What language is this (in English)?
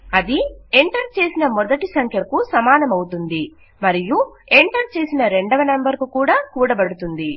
Telugu